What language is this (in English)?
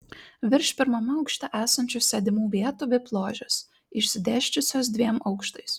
Lithuanian